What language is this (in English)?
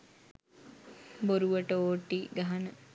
Sinhala